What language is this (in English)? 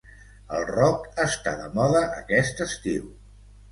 Catalan